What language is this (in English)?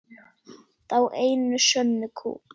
Icelandic